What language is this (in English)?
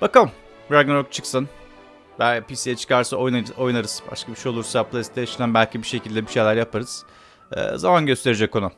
Turkish